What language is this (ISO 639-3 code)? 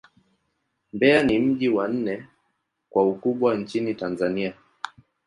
swa